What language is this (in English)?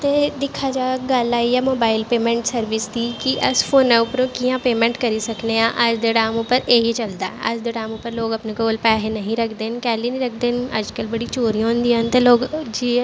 Dogri